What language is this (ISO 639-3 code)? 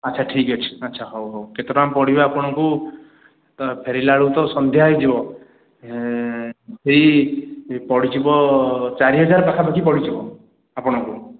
ori